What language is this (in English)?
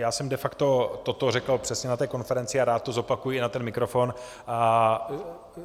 Czech